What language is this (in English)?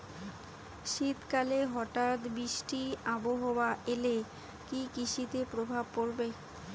Bangla